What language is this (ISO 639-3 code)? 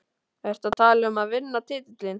isl